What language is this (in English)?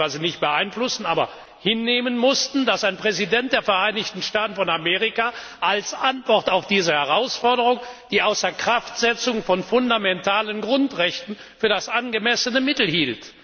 German